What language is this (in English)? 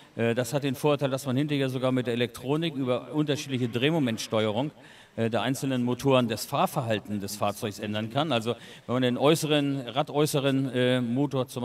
German